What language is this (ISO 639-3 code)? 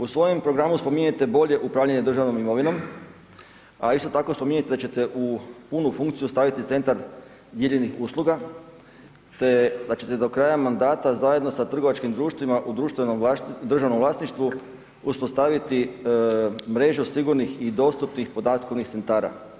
hrv